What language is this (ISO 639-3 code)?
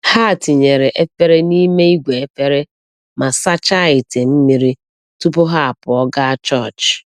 ibo